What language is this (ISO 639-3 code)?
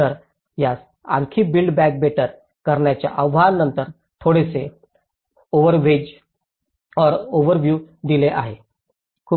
mar